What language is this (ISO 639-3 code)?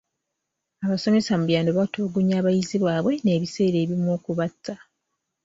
lug